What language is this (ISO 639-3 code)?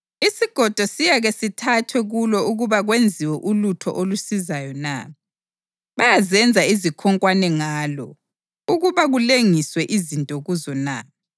nde